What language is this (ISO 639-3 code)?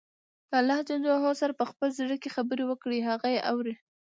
pus